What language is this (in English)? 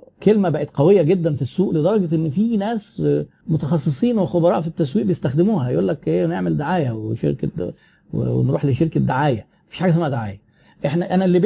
Arabic